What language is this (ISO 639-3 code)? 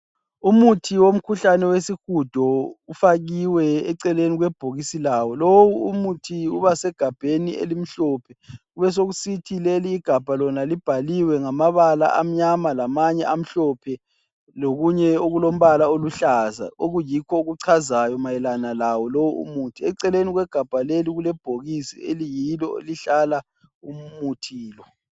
nde